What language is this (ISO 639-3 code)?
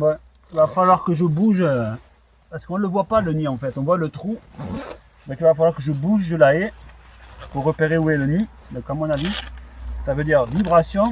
fra